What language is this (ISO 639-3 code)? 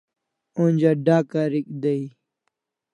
kls